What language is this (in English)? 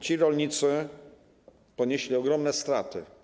Polish